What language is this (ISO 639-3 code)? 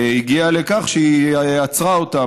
heb